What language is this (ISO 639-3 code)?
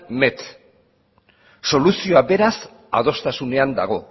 eus